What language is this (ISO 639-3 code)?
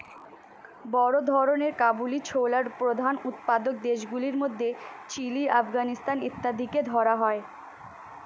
ben